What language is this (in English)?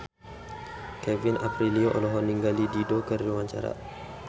Sundanese